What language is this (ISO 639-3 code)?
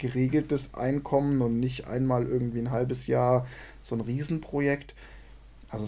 deu